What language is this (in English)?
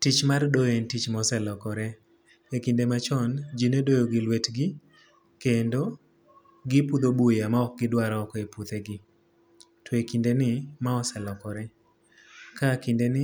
Luo (Kenya and Tanzania)